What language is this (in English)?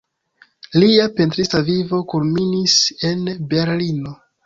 Esperanto